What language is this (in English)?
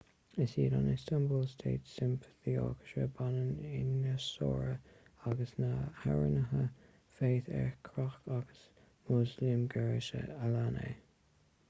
Irish